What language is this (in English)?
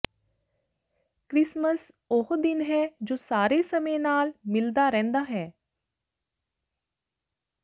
Punjabi